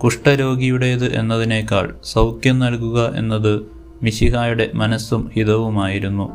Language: Malayalam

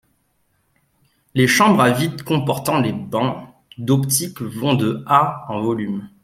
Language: French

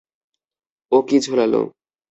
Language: Bangla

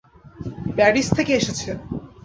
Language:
Bangla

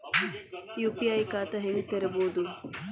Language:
Kannada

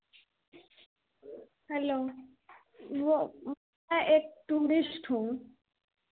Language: Hindi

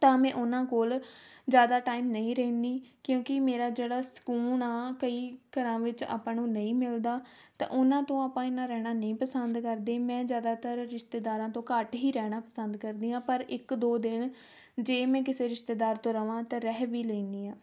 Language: Punjabi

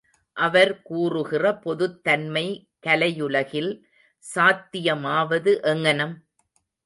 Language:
Tamil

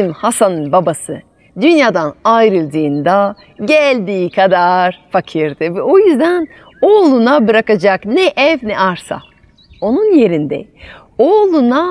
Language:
Turkish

